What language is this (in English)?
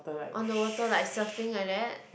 English